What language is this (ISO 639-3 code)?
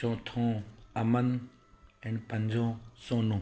snd